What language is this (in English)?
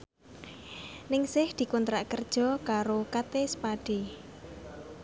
Javanese